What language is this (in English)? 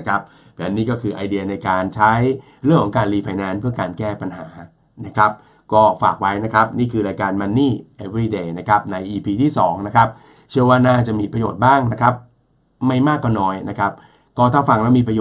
Thai